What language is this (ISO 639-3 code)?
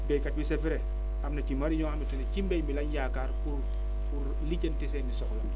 wol